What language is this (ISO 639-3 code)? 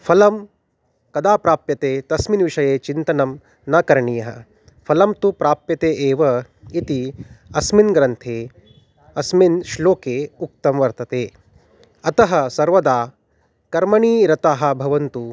san